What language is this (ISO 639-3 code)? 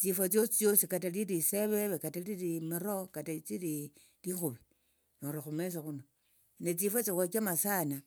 lto